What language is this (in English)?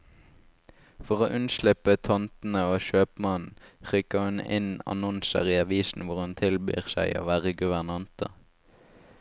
Norwegian